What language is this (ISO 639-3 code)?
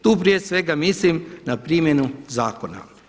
hrv